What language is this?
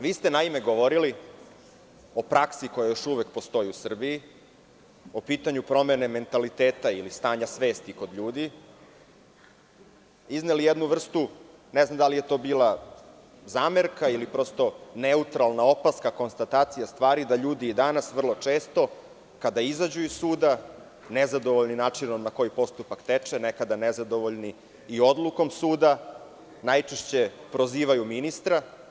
Serbian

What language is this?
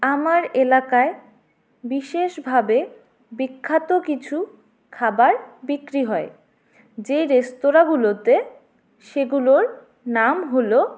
Bangla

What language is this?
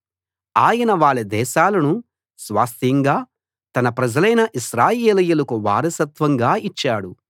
Telugu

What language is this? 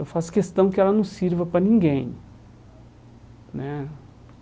Portuguese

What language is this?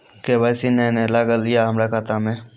Maithili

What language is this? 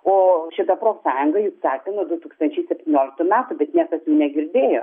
Lithuanian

